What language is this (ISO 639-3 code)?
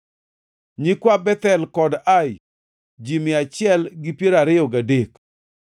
luo